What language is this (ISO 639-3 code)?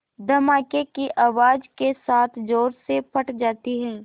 hin